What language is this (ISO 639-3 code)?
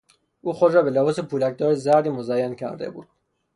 fas